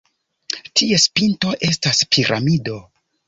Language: Esperanto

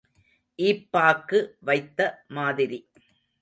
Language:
Tamil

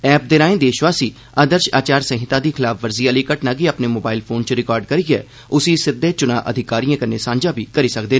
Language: Dogri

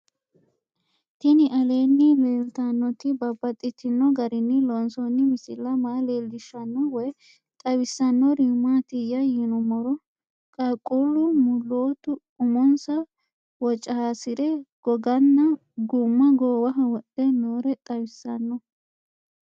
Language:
Sidamo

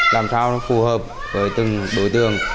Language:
Vietnamese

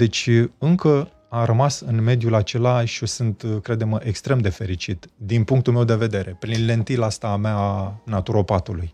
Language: Romanian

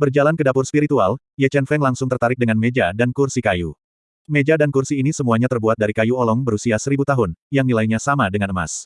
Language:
Indonesian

